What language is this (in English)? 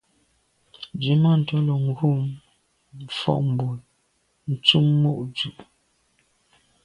Medumba